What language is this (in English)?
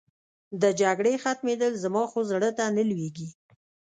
Pashto